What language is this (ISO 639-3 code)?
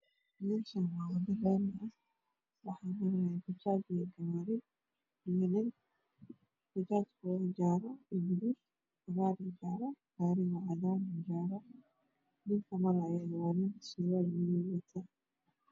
som